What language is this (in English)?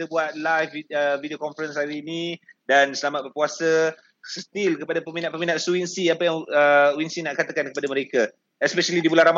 Malay